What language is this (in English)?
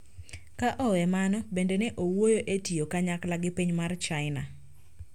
Luo (Kenya and Tanzania)